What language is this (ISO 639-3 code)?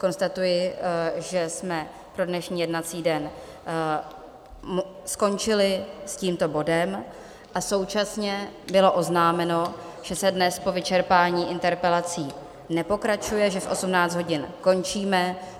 ces